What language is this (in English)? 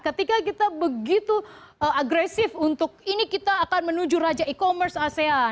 Indonesian